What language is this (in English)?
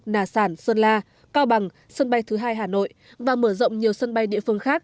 Vietnamese